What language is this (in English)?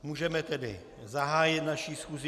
Czech